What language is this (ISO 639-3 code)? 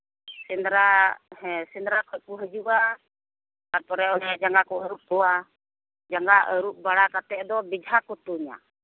sat